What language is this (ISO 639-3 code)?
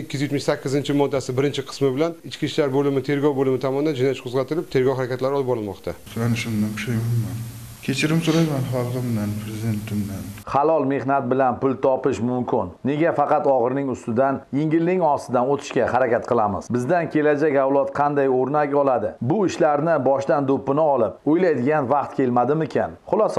tur